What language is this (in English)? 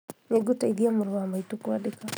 Kikuyu